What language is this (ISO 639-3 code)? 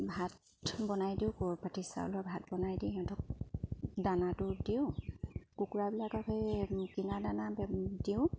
asm